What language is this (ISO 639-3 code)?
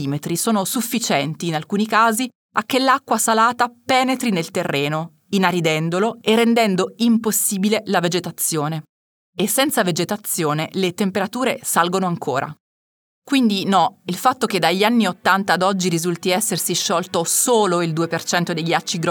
ita